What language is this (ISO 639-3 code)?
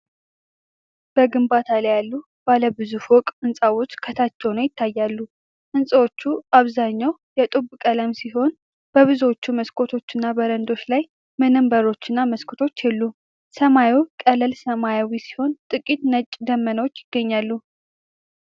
amh